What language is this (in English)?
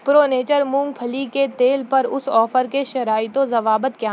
Urdu